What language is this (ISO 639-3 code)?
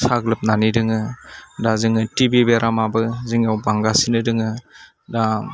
brx